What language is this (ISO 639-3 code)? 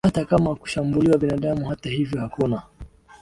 swa